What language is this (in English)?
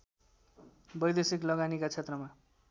Nepali